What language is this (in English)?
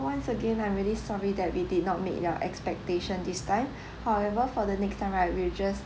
English